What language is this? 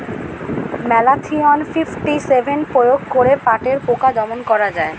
Bangla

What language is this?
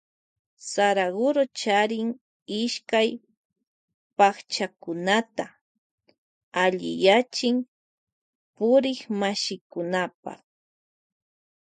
Loja Highland Quichua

